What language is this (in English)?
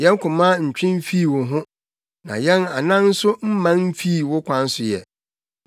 Akan